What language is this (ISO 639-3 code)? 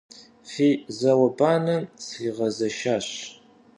kbd